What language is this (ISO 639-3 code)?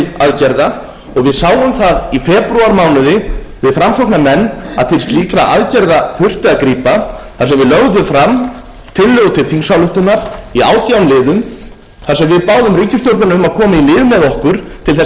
isl